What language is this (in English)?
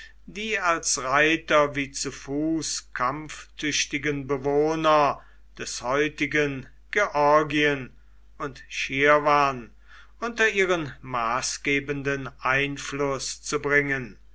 German